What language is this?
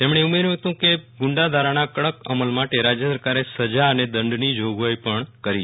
Gujarati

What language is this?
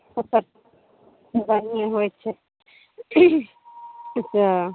Maithili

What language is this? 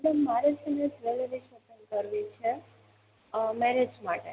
Gujarati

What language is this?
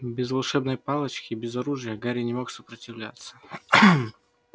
Russian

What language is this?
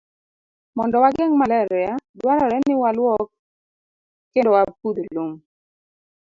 Luo (Kenya and Tanzania)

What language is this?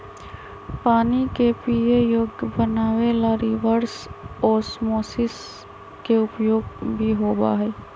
Magahi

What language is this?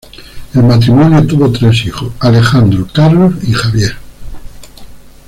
Spanish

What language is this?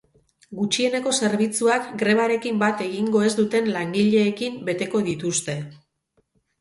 Basque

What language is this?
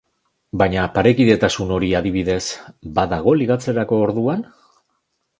Basque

